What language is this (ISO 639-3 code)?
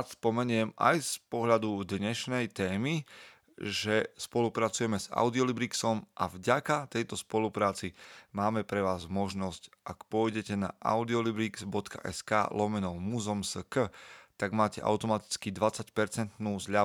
slk